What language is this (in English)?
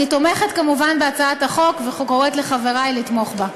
Hebrew